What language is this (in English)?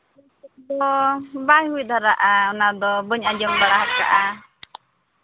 Santali